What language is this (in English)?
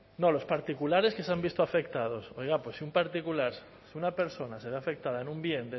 Spanish